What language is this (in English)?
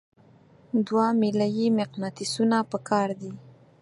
Pashto